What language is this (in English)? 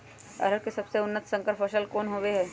Magahi